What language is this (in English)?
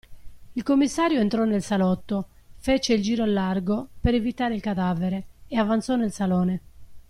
Italian